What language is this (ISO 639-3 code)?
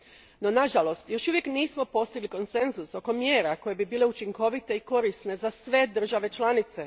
hrv